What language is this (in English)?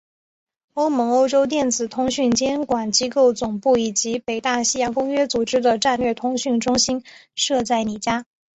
Chinese